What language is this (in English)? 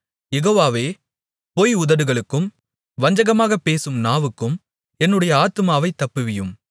Tamil